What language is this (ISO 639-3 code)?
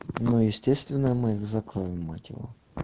rus